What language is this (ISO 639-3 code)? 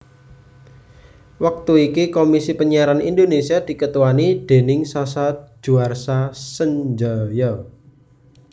jav